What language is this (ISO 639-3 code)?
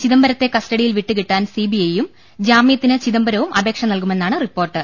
mal